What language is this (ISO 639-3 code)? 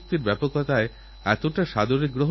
ben